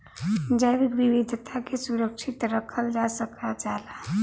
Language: Bhojpuri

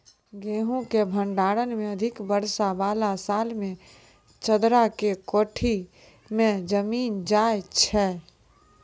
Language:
Maithili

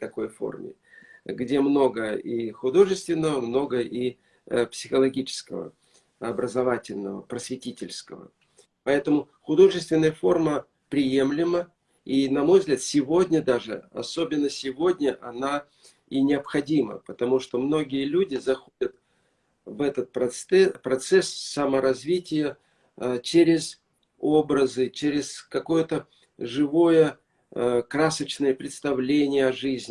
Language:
Russian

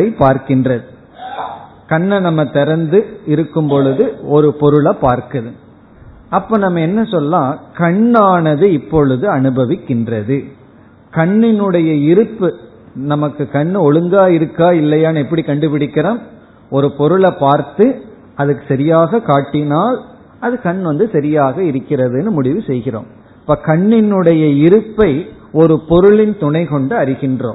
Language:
Tamil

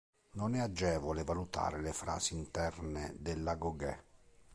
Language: Italian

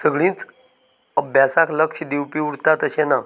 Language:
Konkani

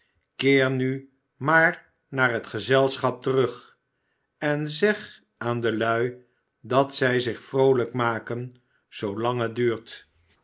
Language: Dutch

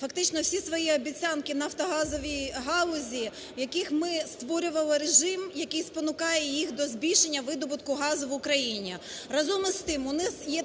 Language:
Ukrainian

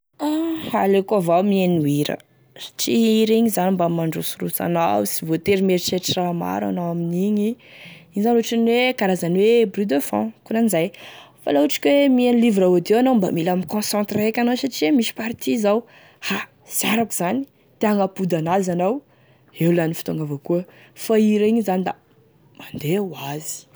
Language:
Tesaka Malagasy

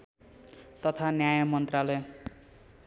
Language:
Nepali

